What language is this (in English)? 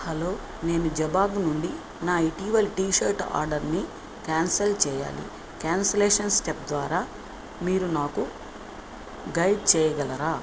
Telugu